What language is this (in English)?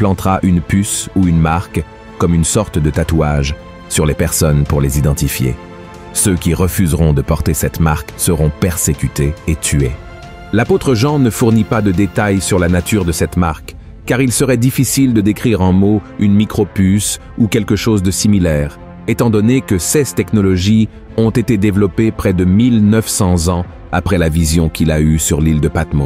French